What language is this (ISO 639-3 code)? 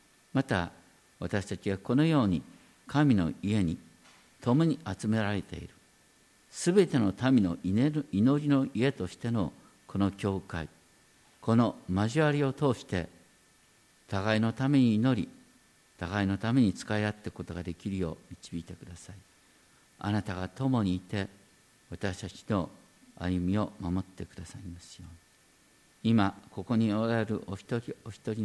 jpn